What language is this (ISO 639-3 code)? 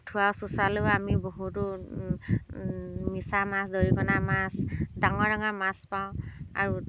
asm